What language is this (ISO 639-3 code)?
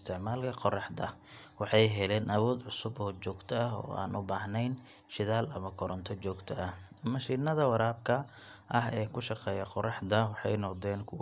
som